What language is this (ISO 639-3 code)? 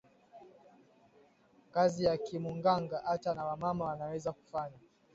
swa